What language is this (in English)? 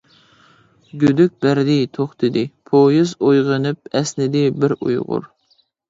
Uyghur